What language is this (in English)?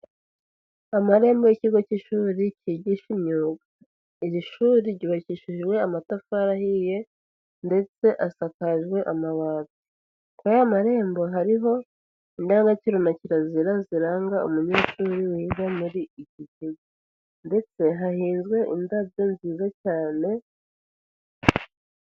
Kinyarwanda